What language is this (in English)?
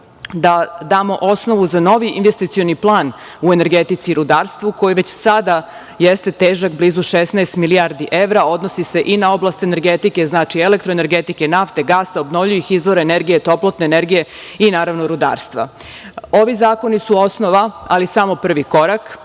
Serbian